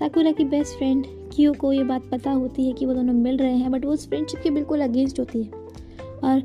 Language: Hindi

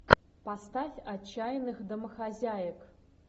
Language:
Russian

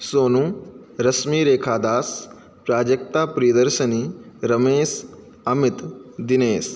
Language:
Sanskrit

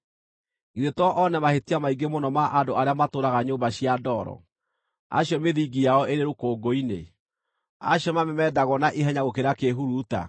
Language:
Kikuyu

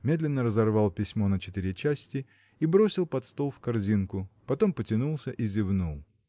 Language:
Russian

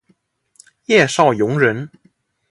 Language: Chinese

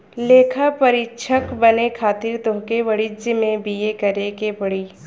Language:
Bhojpuri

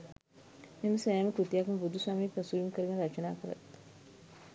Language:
Sinhala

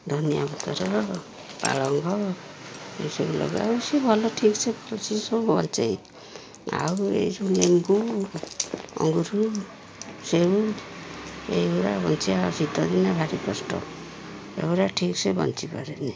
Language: Odia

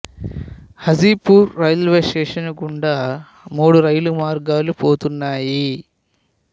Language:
Telugu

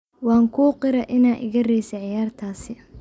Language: Somali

